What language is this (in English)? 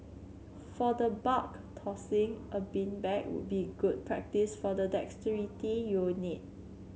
English